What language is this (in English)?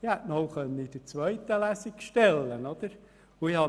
Swiss German